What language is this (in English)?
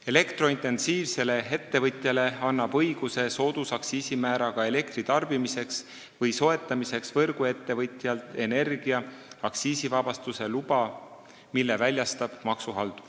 Estonian